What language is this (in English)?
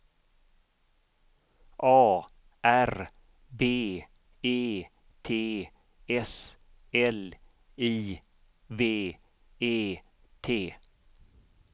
Swedish